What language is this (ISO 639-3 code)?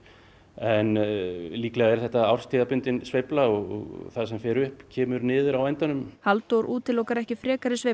isl